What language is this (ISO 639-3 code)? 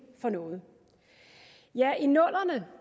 dan